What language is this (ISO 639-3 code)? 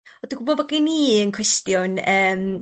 cym